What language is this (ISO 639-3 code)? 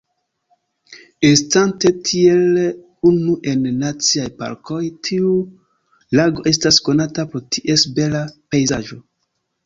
epo